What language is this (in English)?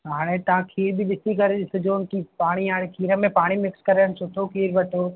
Sindhi